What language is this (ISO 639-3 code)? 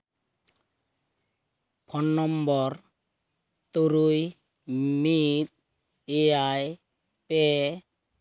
sat